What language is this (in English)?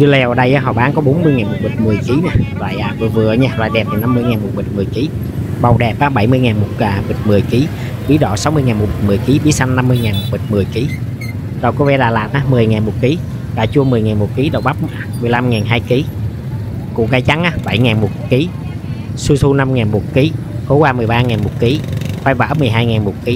Vietnamese